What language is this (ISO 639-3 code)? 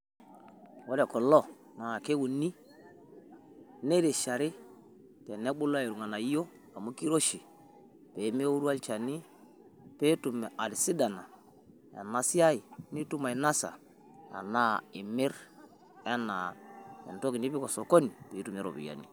mas